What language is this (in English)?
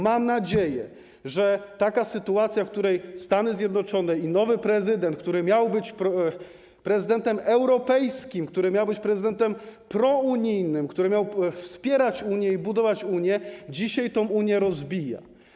Polish